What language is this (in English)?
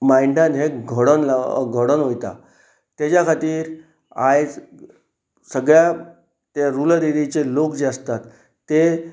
Konkani